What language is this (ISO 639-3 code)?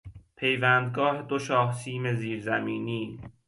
fas